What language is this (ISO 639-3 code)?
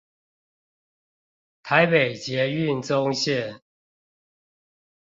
zho